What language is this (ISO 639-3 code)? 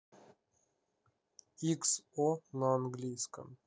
rus